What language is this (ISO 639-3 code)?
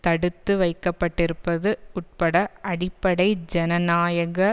tam